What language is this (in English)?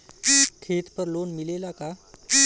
Bhojpuri